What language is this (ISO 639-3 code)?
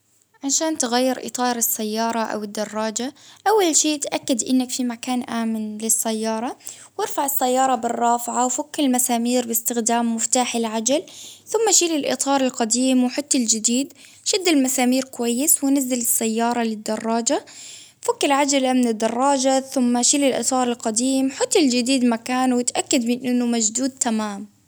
abv